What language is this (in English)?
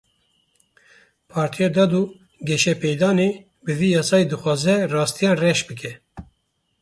Kurdish